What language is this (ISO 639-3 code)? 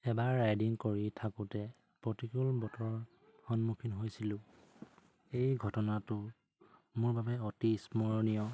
asm